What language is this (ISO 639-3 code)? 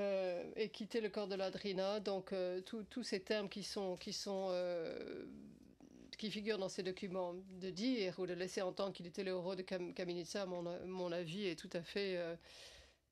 fra